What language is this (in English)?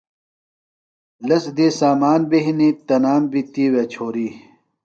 Phalura